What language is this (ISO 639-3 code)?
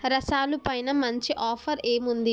tel